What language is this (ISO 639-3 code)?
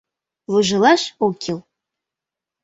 chm